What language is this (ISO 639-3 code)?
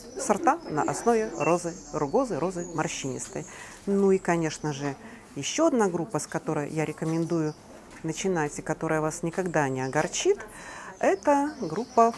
rus